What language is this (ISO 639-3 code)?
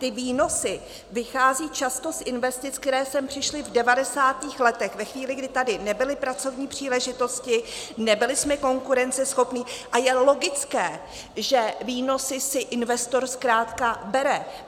ces